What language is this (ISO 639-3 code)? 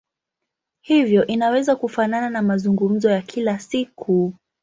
swa